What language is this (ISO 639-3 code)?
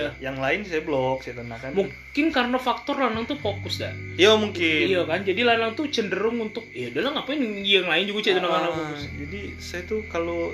ind